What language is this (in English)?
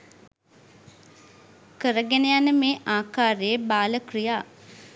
Sinhala